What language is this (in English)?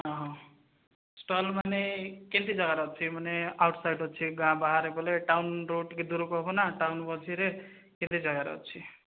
Odia